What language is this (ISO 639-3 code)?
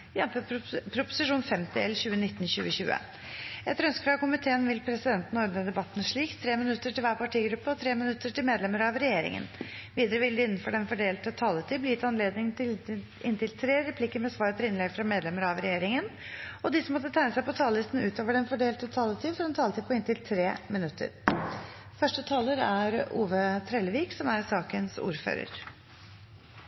nor